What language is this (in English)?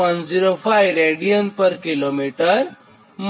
Gujarati